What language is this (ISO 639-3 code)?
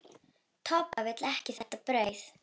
isl